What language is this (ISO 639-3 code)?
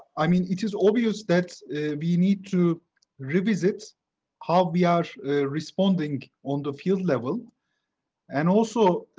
eng